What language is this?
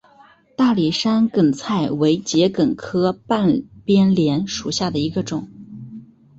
Chinese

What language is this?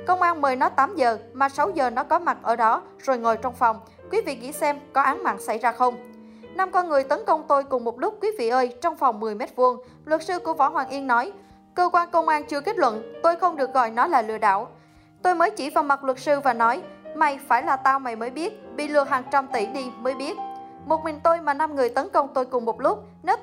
Vietnamese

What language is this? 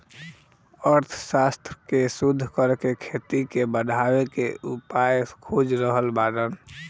Bhojpuri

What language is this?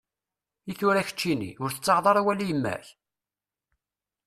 Kabyle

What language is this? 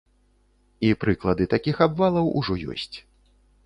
Belarusian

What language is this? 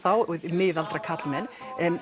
Icelandic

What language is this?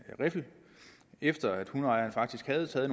Danish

